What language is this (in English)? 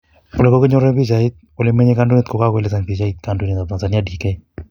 Kalenjin